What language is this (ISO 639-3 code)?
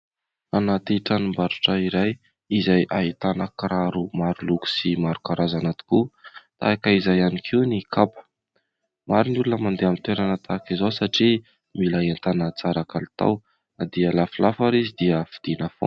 mlg